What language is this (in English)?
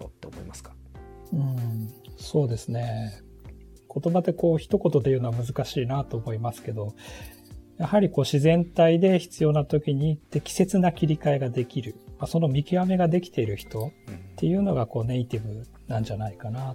Japanese